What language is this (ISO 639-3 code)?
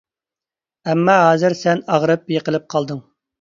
uig